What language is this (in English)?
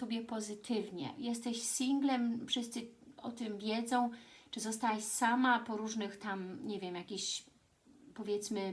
Polish